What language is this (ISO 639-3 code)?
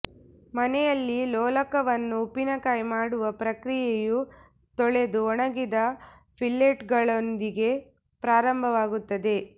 kan